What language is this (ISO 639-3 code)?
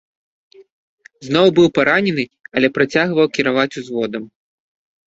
bel